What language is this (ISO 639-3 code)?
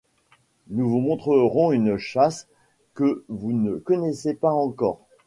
fra